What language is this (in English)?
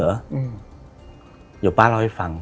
Thai